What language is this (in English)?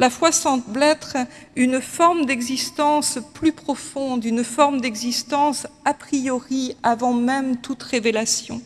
French